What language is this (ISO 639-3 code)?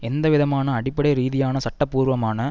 tam